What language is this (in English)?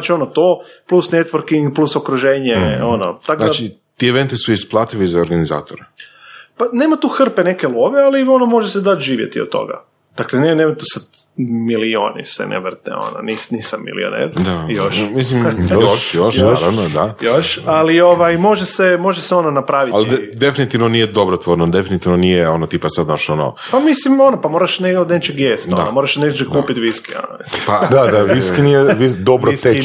Croatian